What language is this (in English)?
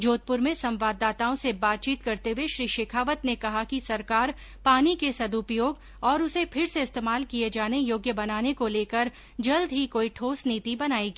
Hindi